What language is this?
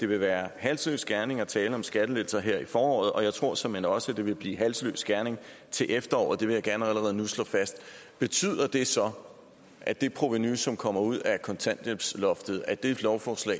Danish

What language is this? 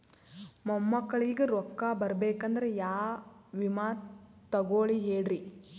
Kannada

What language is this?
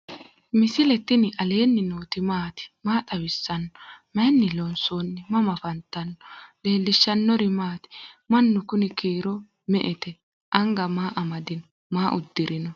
Sidamo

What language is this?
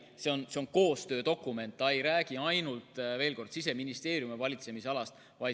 Estonian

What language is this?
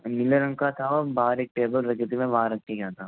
Hindi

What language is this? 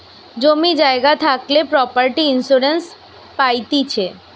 Bangla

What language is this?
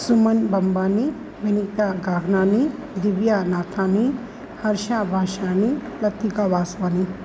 Sindhi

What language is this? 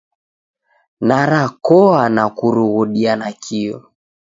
Taita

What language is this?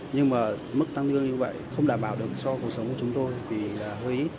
Vietnamese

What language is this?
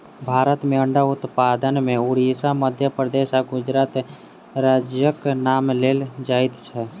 Maithili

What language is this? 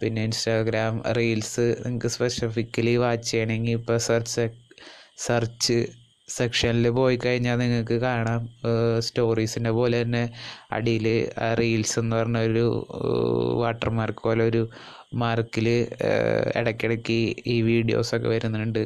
Malayalam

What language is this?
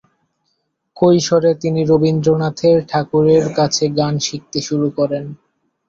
Bangla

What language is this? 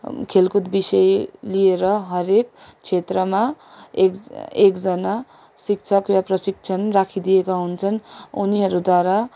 Nepali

